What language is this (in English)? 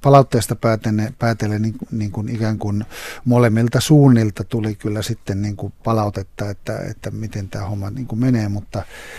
Finnish